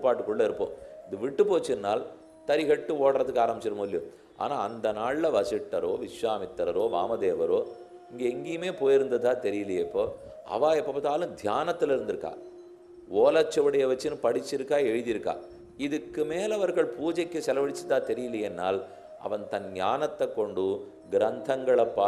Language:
Romanian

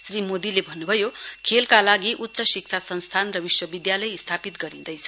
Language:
Nepali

